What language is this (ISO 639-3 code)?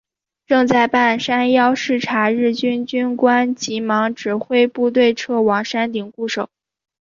zho